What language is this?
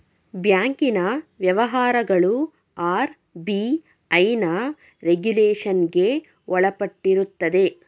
Kannada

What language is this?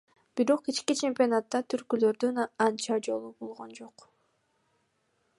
Kyrgyz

